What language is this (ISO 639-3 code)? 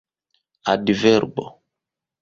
epo